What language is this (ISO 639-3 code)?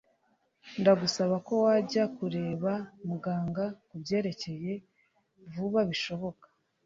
kin